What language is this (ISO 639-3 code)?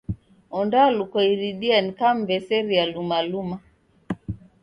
dav